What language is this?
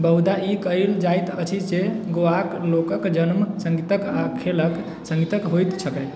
Maithili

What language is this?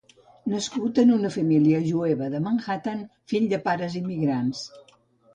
Catalan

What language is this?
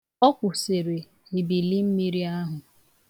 Igbo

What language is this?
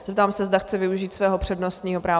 Czech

